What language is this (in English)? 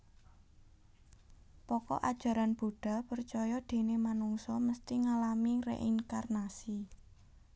Javanese